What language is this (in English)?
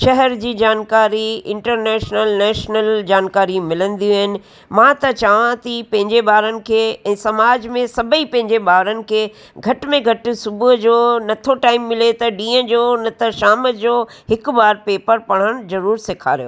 Sindhi